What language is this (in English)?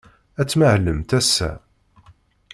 Kabyle